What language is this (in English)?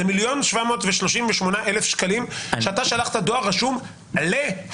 Hebrew